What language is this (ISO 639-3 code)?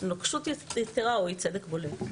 heb